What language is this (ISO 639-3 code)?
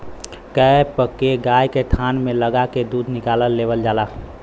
bho